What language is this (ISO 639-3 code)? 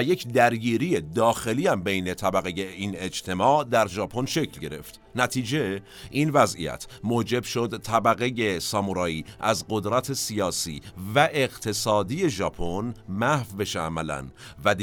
fas